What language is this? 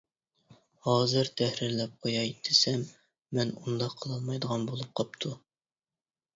Uyghur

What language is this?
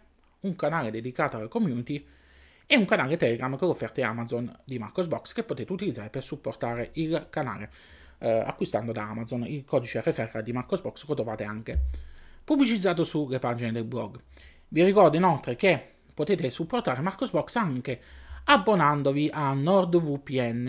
Italian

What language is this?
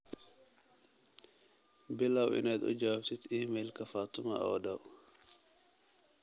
Somali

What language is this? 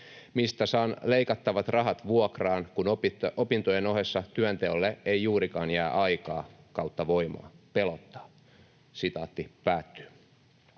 Finnish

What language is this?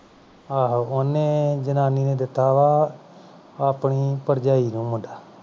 Punjabi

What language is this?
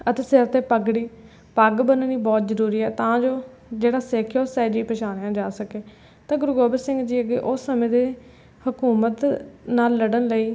Punjabi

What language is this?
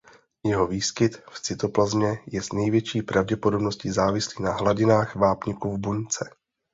Czech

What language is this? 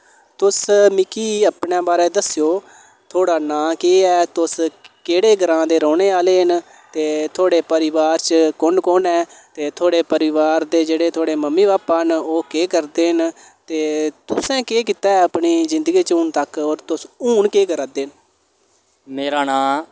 Dogri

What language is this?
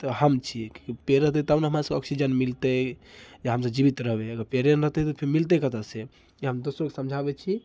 Maithili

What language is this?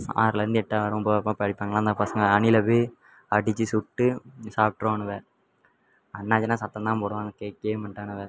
Tamil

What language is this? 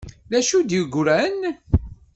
Kabyle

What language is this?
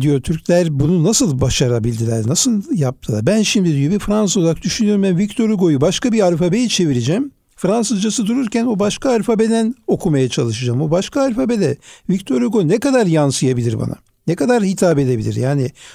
Turkish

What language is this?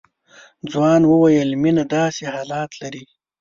Pashto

